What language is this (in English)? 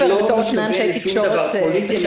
Hebrew